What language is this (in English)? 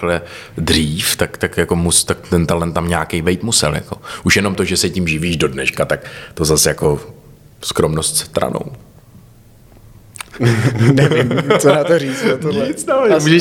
Czech